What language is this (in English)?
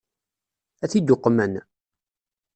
Kabyle